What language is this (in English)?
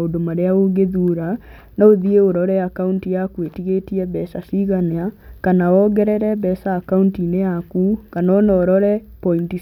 Kikuyu